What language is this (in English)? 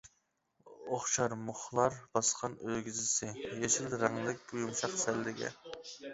Uyghur